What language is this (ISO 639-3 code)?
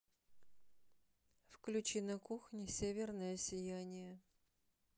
rus